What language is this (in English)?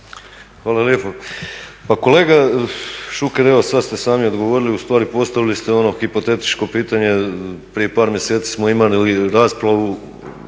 Croatian